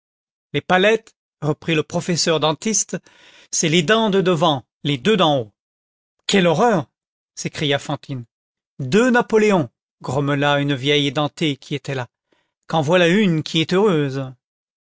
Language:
French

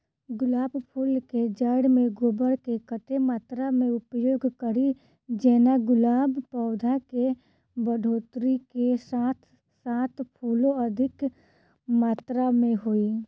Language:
Maithili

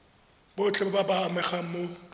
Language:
Tswana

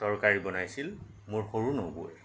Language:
Assamese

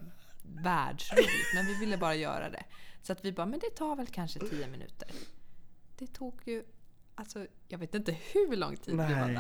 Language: Swedish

